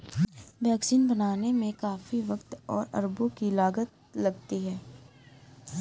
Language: Hindi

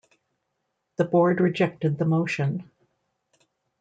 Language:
English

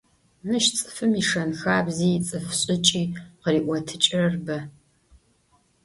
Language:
Adyghe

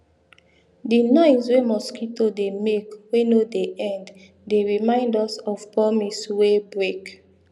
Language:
Nigerian Pidgin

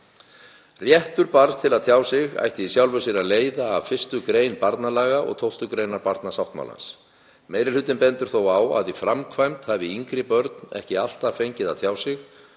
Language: Icelandic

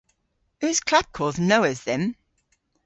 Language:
Cornish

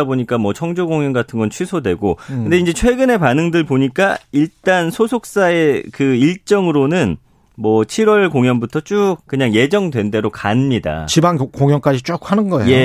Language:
Korean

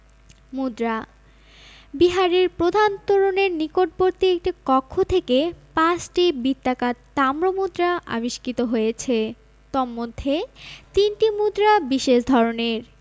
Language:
Bangla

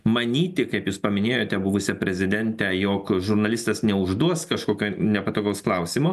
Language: Lithuanian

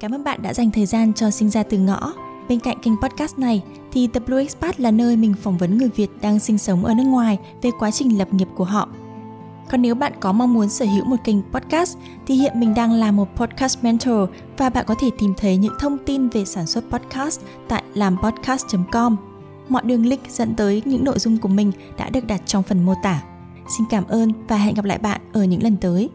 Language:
Vietnamese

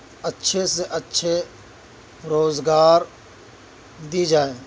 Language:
Urdu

